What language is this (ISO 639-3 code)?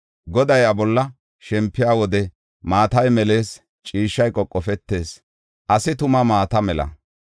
gof